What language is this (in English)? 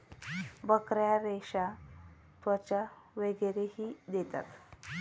Marathi